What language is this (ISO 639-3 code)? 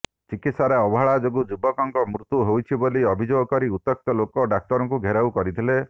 ori